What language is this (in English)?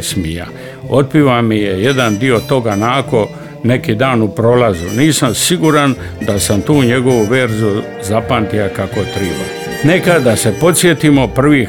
Croatian